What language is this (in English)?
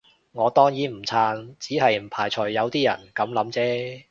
Cantonese